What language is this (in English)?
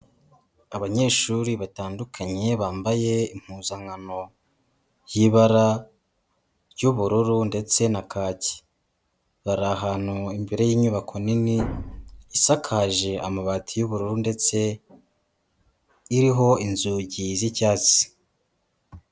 Kinyarwanda